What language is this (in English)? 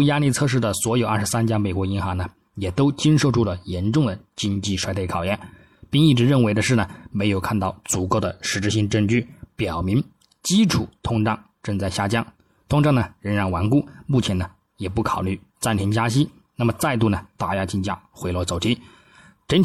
Chinese